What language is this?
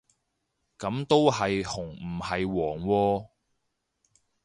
Cantonese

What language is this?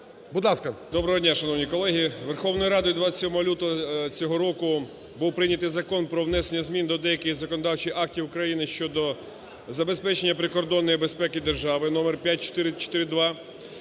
Ukrainian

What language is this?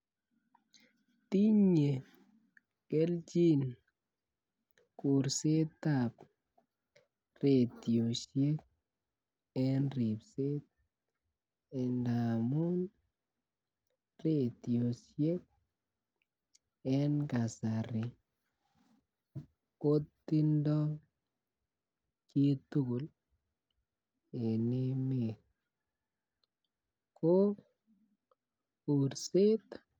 Kalenjin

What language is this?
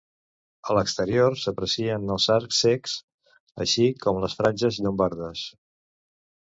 Catalan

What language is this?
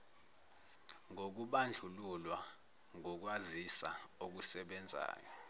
Zulu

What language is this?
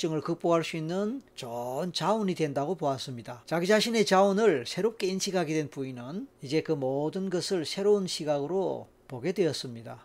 Korean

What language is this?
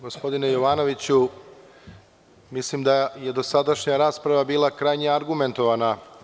Serbian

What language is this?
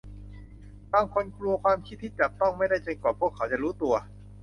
Thai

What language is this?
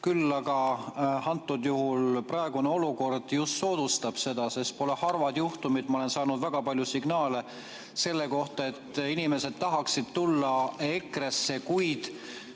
Estonian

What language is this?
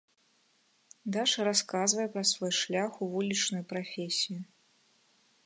Belarusian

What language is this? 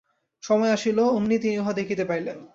Bangla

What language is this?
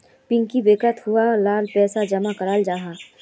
Magahi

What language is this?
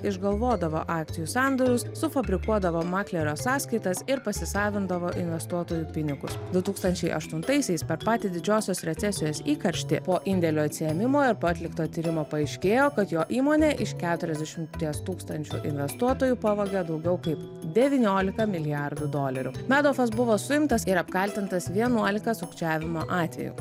Lithuanian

